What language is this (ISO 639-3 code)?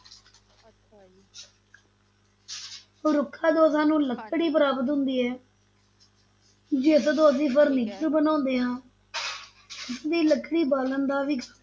pan